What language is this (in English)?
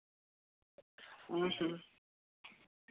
Santali